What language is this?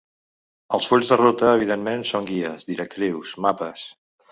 Catalan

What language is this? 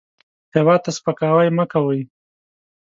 Pashto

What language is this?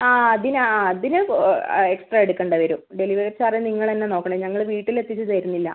Malayalam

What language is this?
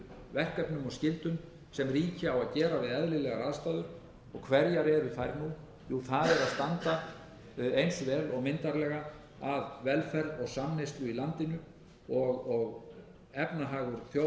Icelandic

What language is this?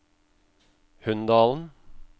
Norwegian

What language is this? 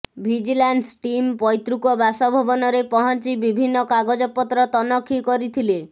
Odia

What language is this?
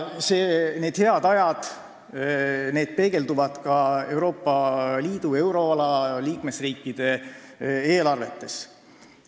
Estonian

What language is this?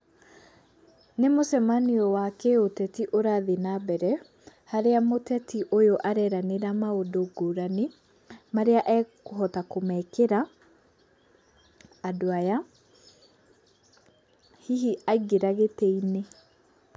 Kikuyu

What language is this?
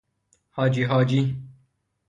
Persian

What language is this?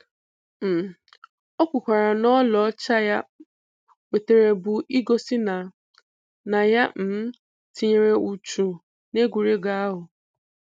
Igbo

